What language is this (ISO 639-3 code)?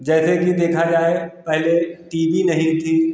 hin